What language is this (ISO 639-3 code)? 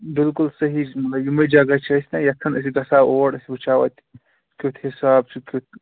kas